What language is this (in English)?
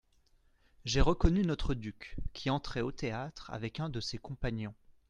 French